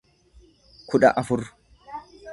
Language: Oromo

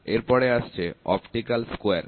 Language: Bangla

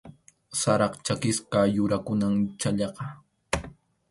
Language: Arequipa-La Unión Quechua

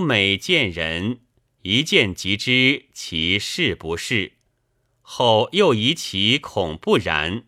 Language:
Chinese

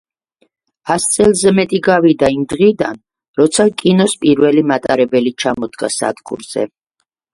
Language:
Georgian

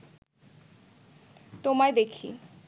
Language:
Bangla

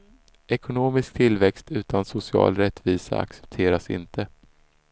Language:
Swedish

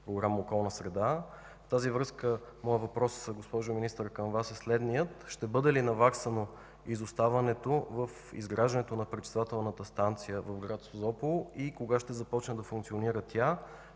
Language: Bulgarian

